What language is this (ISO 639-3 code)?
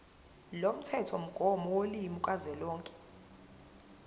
zul